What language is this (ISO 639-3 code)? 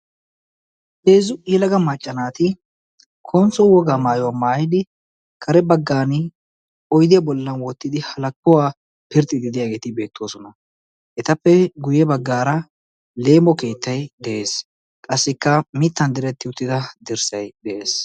wal